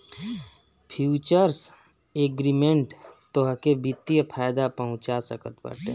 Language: Bhojpuri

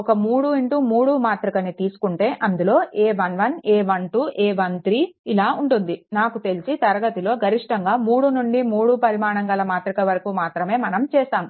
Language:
Telugu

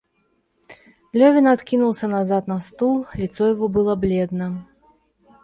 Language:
Russian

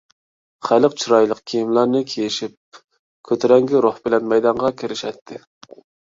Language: Uyghur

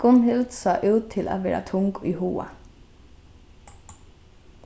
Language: Faroese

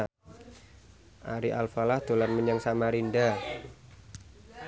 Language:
Javanese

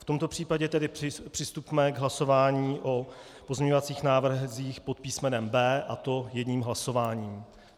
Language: Czech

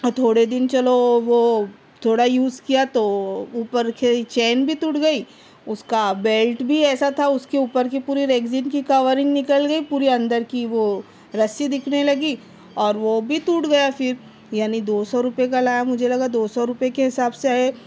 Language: Urdu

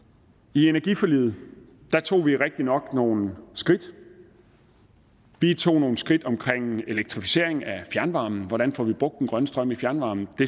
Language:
Danish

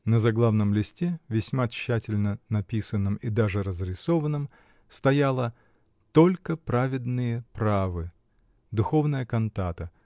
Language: Russian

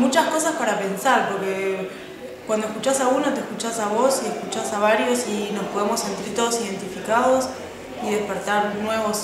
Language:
Spanish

